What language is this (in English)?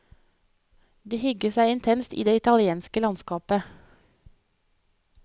Norwegian